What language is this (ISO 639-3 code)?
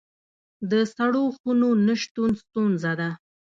pus